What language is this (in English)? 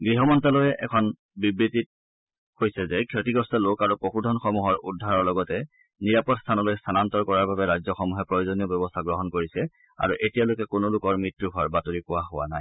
Assamese